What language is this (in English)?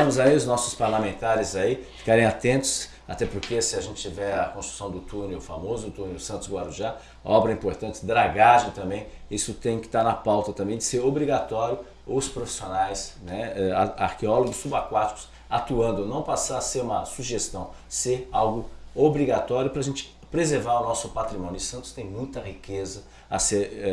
Portuguese